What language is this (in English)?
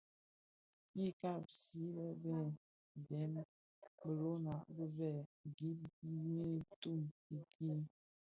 Bafia